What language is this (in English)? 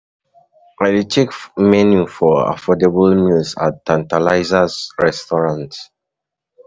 Nigerian Pidgin